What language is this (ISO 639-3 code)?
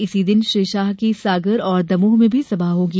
hin